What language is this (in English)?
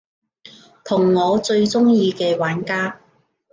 Cantonese